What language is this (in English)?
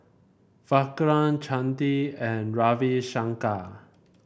English